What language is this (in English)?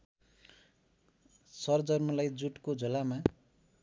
Nepali